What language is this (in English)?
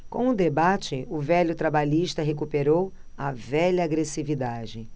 Portuguese